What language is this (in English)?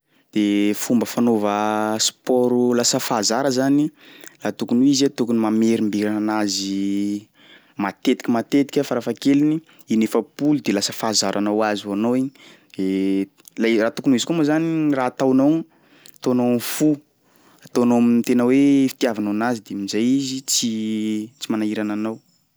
Sakalava Malagasy